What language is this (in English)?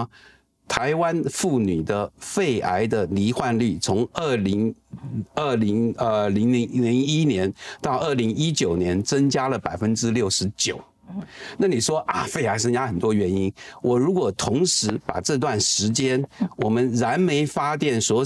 Chinese